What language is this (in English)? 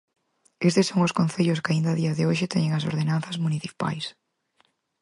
Galician